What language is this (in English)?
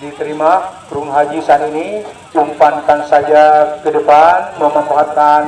Indonesian